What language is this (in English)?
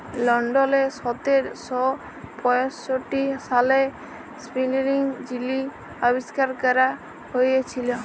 Bangla